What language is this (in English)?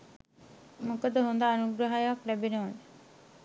Sinhala